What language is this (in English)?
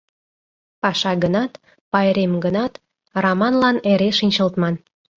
Mari